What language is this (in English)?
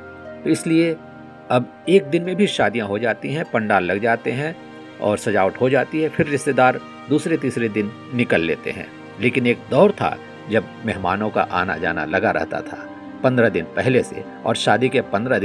Hindi